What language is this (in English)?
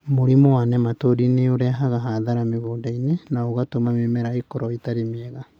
Kikuyu